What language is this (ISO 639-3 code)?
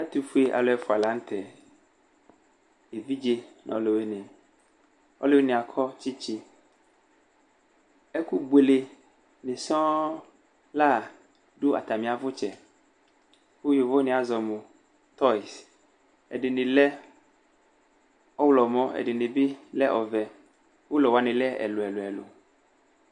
kpo